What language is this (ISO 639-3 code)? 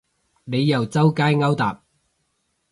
yue